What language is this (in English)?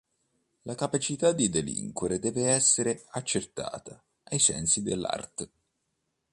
Italian